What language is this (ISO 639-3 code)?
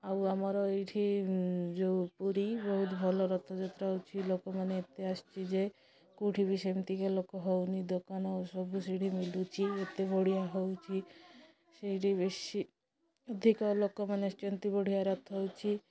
ori